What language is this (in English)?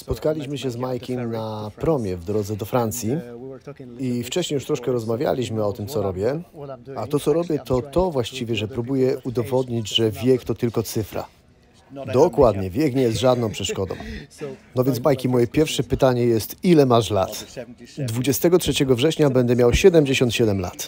Polish